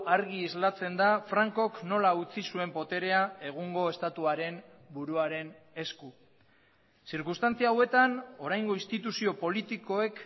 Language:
Basque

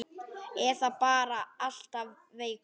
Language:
Icelandic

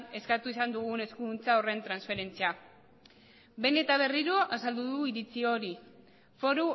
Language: Basque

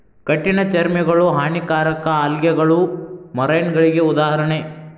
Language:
Kannada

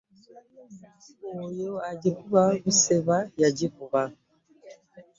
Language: Ganda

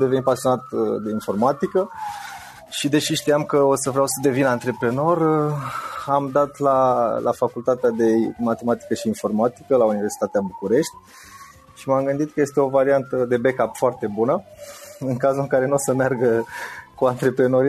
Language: Romanian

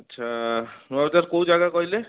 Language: Odia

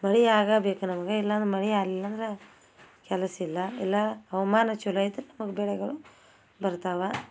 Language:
Kannada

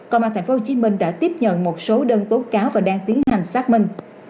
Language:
Vietnamese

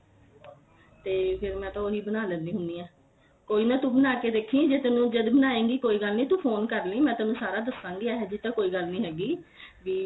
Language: Punjabi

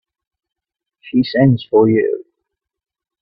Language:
English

